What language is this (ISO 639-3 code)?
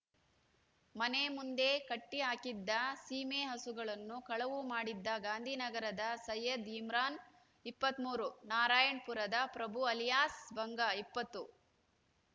kan